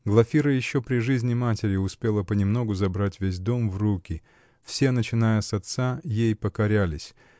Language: Russian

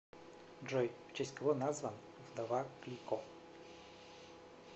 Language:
Russian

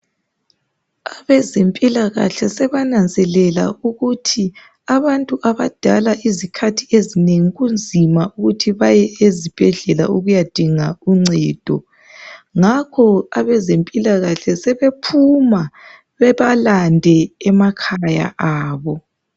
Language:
North Ndebele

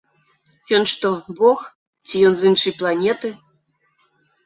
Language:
Belarusian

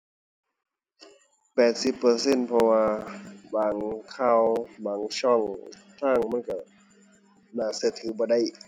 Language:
Thai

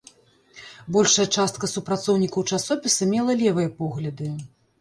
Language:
Belarusian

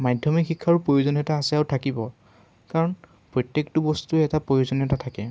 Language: Assamese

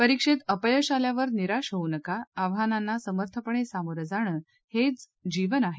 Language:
Marathi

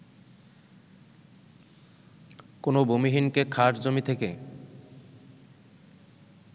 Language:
Bangla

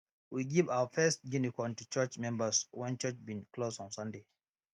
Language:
Nigerian Pidgin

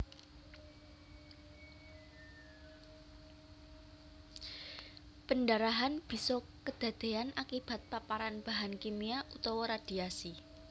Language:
Javanese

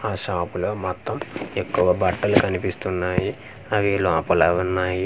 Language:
Telugu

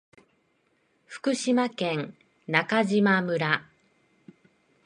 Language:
Japanese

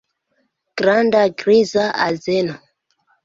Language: Esperanto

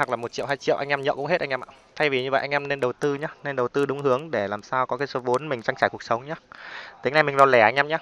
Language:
Vietnamese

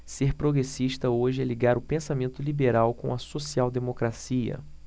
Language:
Portuguese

